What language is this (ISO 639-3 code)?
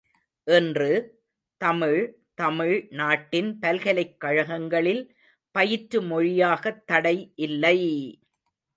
tam